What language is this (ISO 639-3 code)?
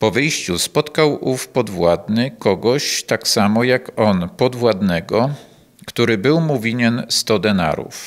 pol